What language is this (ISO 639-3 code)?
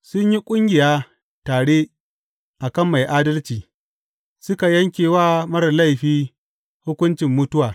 hau